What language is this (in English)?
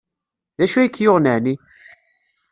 Kabyle